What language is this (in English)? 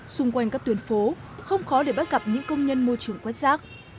Vietnamese